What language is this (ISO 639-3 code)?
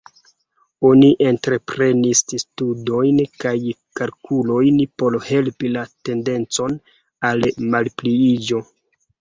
epo